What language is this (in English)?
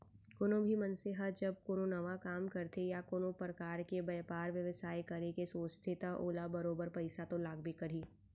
Chhattisgarhi